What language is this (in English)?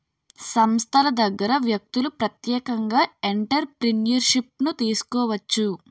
Telugu